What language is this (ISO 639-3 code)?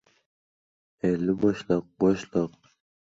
uzb